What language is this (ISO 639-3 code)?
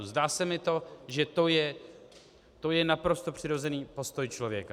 ces